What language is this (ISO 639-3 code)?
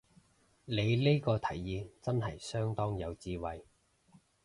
yue